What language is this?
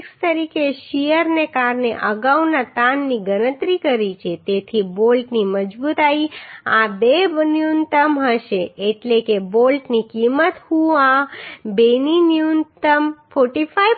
Gujarati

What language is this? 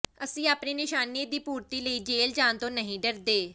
Punjabi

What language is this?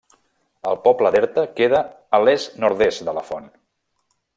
Catalan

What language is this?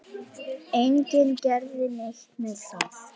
Icelandic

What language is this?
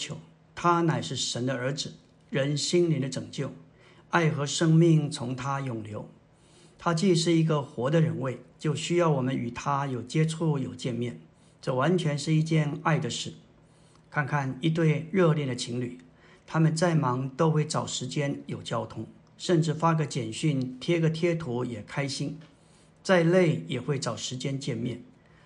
Chinese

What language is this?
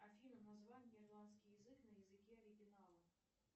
Russian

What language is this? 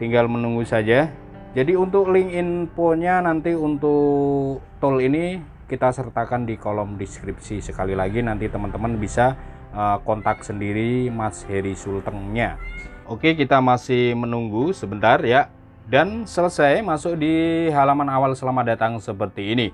Indonesian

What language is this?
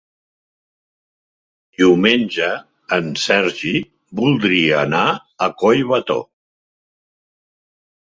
Catalan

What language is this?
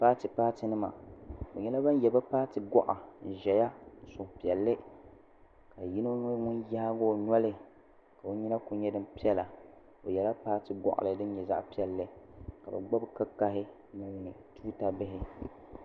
Dagbani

